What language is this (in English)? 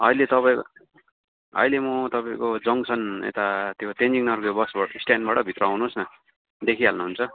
Nepali